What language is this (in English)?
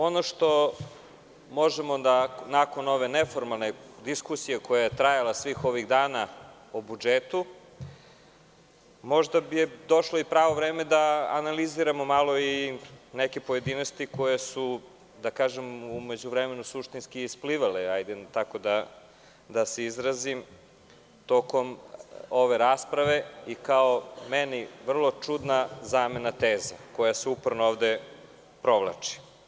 Serbian